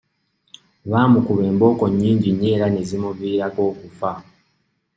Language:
Ganda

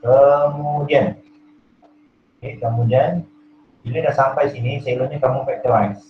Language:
Malay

